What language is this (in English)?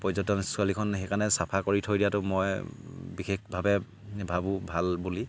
Assamese